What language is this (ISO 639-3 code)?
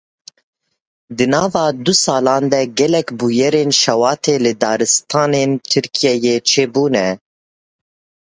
kur